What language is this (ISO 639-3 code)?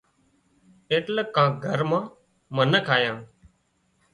kxp